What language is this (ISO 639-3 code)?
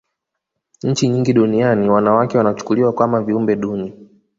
swa